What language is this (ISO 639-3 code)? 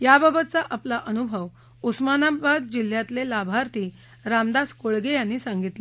mar